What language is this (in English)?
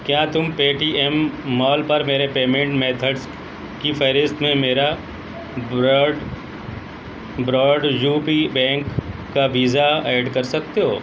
Urdu